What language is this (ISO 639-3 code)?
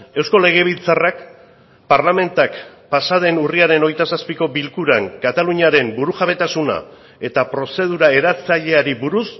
eus